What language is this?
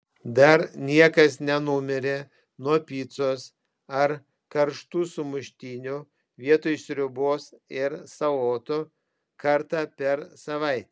Lithuanian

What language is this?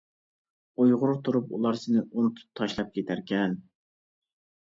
Uyghur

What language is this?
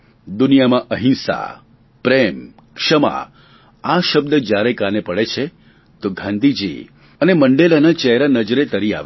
Gujarati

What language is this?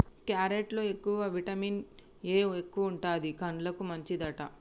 Telugu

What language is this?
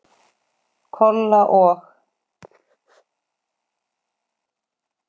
Icelandic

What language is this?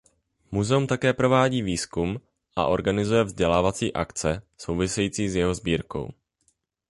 Czech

